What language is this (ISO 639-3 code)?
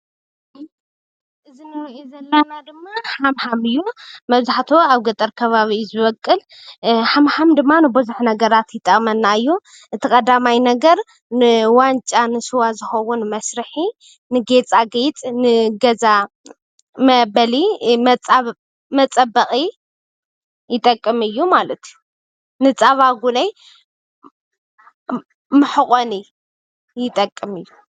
tir